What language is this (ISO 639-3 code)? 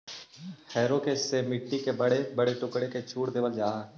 mag